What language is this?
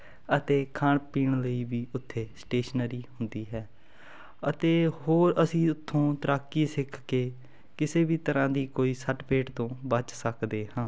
Punjabi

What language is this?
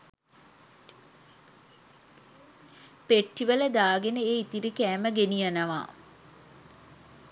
Sinhala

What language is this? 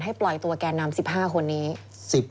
Thai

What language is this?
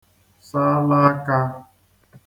Igbo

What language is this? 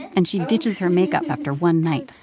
English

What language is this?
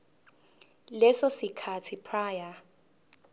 Zulu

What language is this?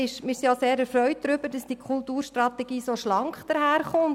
Swiss German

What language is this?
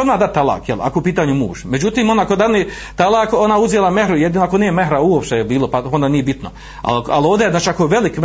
Croatian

